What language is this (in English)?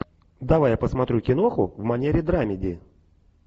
Russian